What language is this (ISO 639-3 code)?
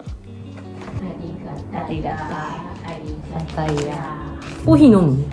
jpn